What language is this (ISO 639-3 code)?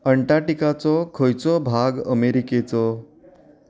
kok